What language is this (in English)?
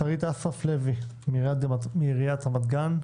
Hebrew